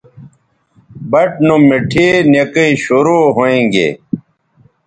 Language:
Bateri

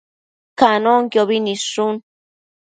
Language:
Matsés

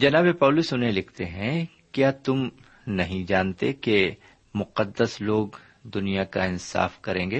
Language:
Urdu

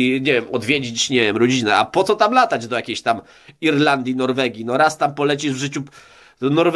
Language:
Polish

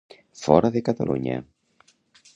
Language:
Catalan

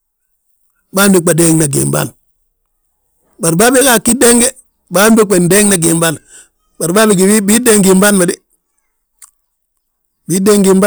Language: Balanta-Ganja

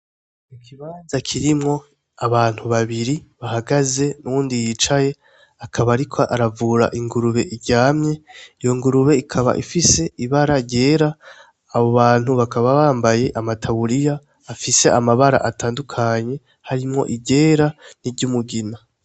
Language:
Rundi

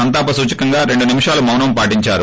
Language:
Telugu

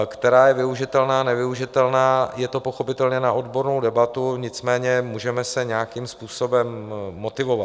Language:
Czech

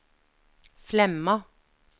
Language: Norwegian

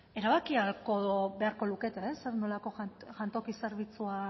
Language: Basque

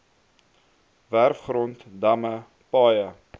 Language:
Afrikaans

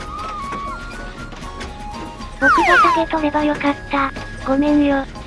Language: Japanese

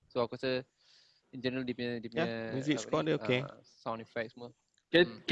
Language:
Malay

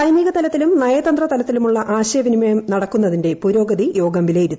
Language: Malayalam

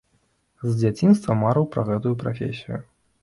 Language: Belarusian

